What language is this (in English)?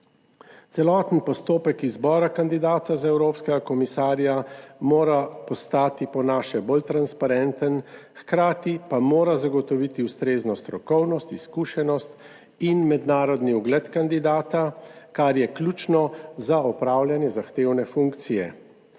Slovenian